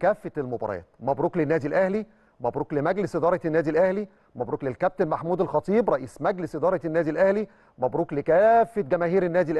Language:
Arabic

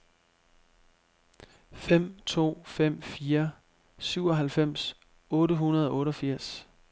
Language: Danish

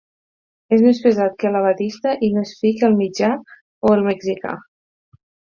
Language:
Catalan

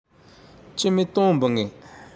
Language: Tandroy-Mahafaly Malagasy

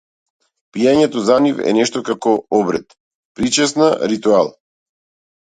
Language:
Macedonian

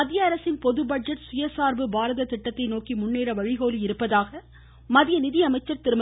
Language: Tamil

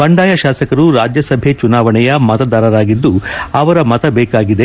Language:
Kannada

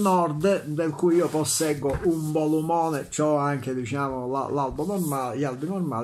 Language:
Italian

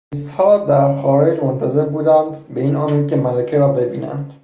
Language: Persian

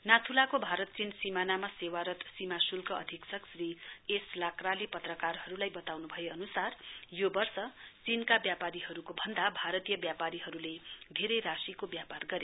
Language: Nepali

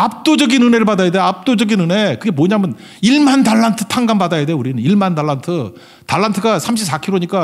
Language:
Korean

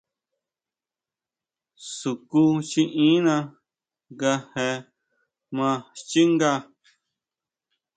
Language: Huautla Mazatec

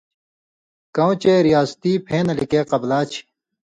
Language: Indus Kohistani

